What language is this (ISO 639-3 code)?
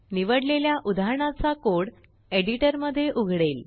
mar